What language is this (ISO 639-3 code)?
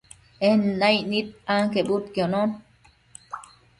mcf